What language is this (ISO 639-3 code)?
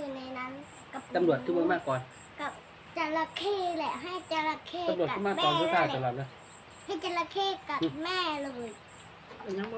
tha